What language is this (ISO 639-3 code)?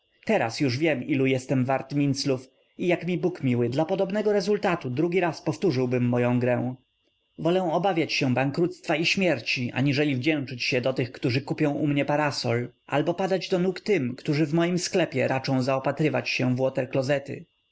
pol